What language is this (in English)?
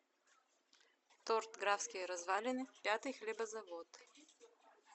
Russian